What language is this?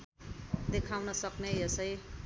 Nepali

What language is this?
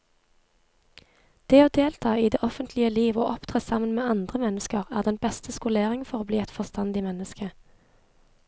Norwegian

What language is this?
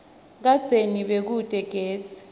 Swati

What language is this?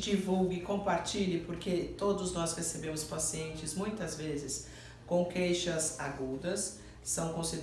Portuguese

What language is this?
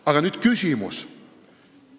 Estonian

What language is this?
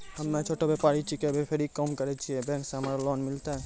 Maithili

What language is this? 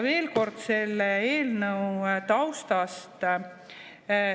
Estonian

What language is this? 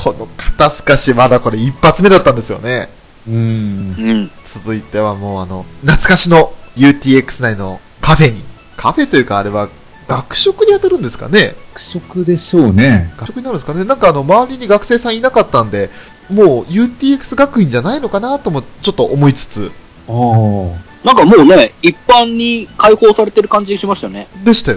Japanese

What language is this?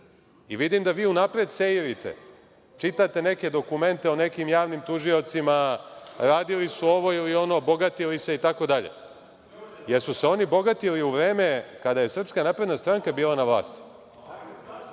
Serbian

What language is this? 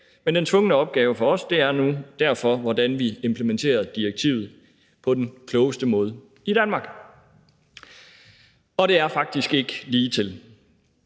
Danish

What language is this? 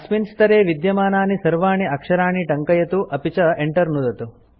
Sanskrit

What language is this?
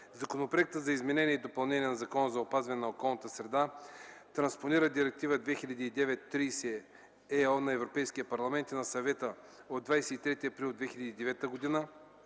Bulgarian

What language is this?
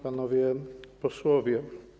Polish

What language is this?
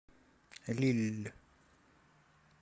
Russian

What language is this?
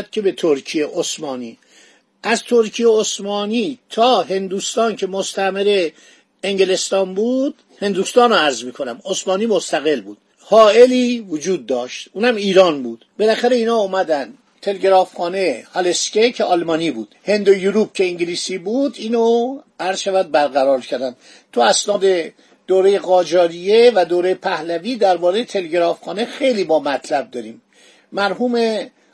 Persian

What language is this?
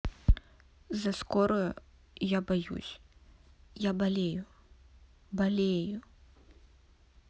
Russian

